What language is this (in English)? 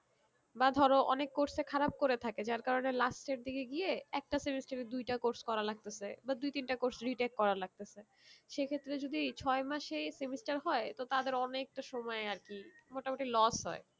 Bangla